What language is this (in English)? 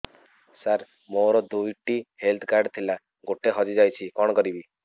Odia